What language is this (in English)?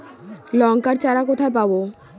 Bangla